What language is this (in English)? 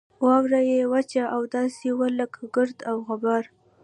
Pashto